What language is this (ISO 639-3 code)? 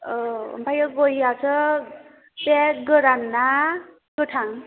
brx